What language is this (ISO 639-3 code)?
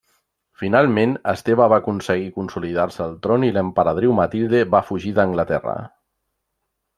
cat